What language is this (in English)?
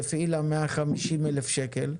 Hebrew